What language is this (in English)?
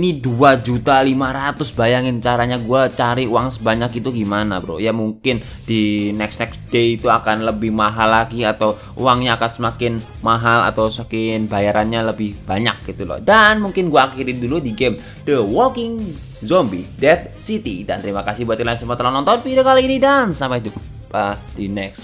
Indonesian